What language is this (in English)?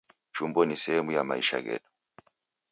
Taita